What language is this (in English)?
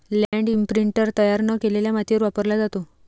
Marathi